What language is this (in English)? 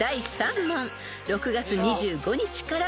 Japanese